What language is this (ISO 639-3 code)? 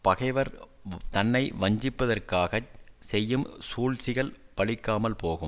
tam